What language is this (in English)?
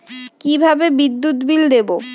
Bangla